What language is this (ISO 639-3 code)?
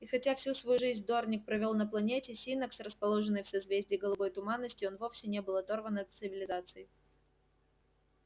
rus